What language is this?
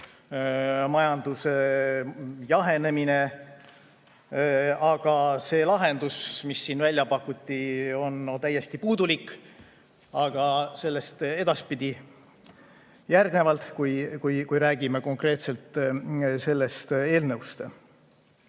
Estonian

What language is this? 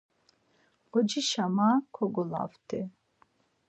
Laz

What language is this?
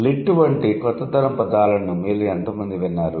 Telugu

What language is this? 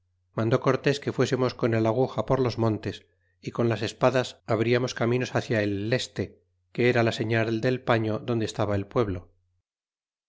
Spanish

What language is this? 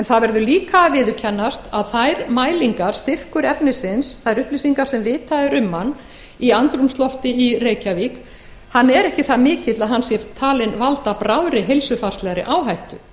Icelandic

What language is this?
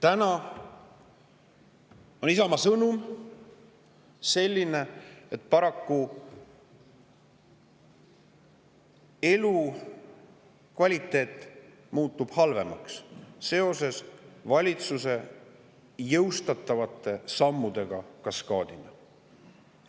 Estonian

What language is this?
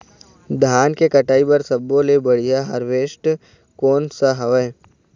Chhattisgarhi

